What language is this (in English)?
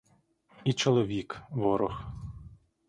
Ukrainian